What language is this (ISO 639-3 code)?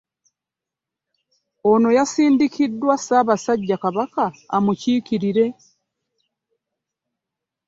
lug